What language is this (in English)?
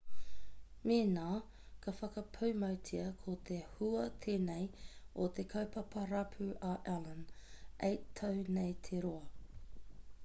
Māori